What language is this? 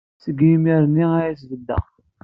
Kabyle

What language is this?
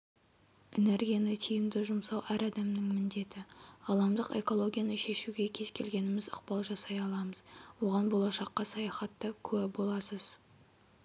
Kazakh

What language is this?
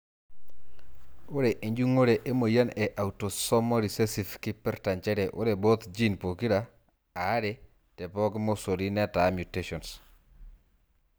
Masai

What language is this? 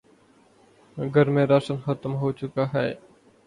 Urdu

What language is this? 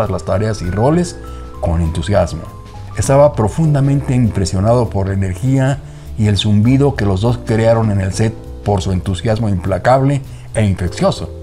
Spanish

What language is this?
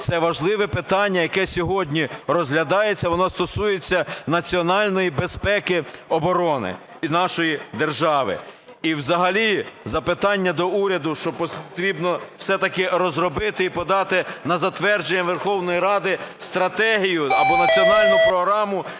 Ukrainian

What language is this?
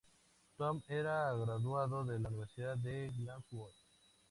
Spanish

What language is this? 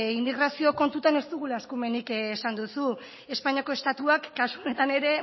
Basque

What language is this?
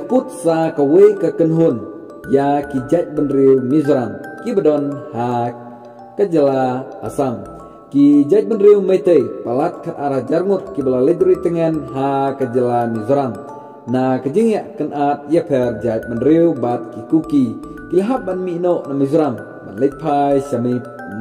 Indonesian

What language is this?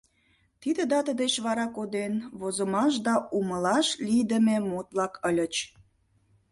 Mari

